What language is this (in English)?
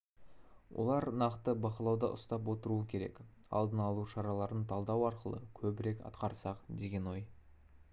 Kazakh